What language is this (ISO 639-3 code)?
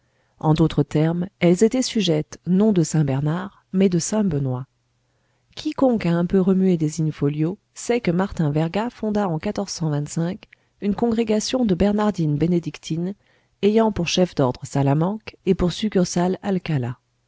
fra